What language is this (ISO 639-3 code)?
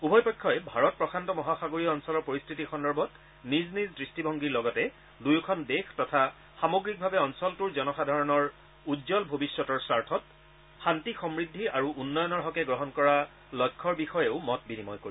asm